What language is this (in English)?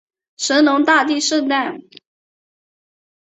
Chinese